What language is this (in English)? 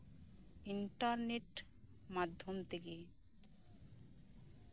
Santali